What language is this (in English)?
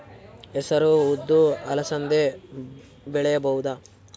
Kannada